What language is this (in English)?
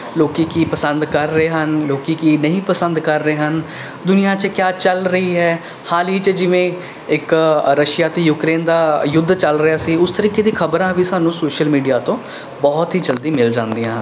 Punjabi